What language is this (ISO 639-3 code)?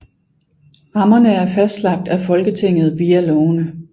dan